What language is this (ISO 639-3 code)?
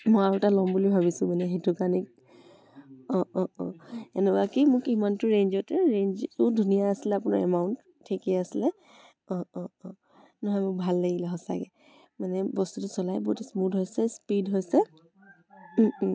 asm